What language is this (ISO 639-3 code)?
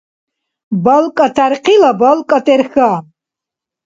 dar